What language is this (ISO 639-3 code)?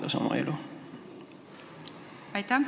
est